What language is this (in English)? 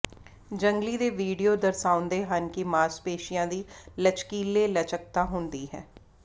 Punjabi